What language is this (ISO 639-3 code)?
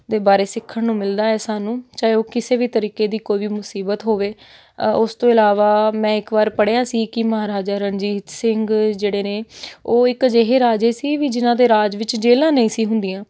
pan